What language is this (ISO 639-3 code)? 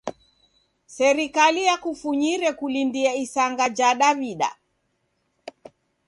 dav